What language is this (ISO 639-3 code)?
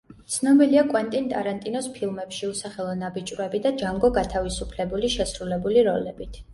kat